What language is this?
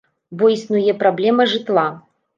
Belarusian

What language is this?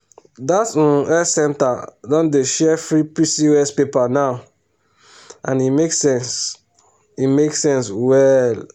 Nigerian Pidgin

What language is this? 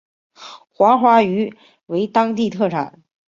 Chinese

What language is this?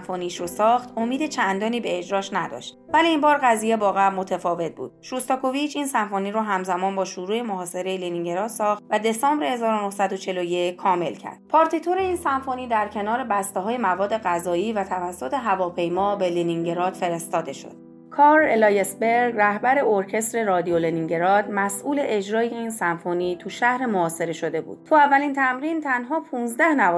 Persian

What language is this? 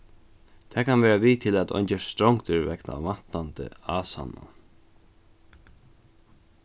Faroese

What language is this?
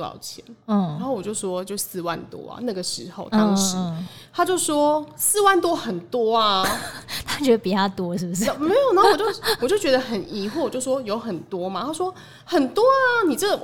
Chinese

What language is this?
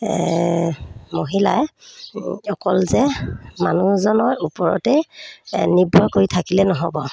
Assamese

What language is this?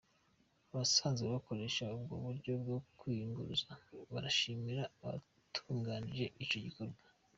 Kinyarwanda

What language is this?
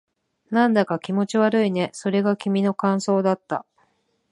Japanese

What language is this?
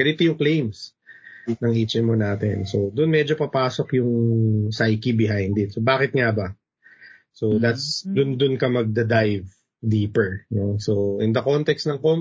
Filipino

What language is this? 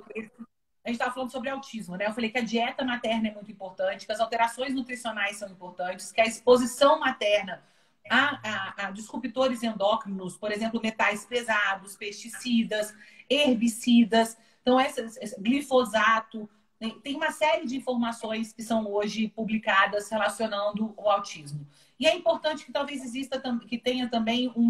Portuguese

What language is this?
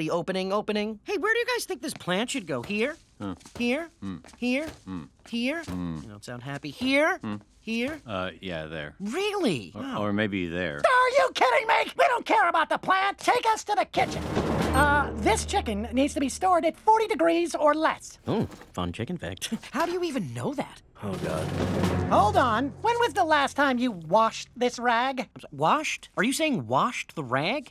English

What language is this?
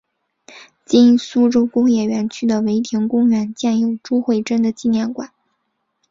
Chinese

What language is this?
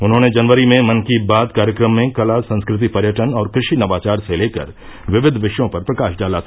Hindi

